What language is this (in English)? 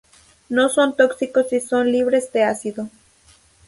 Spanish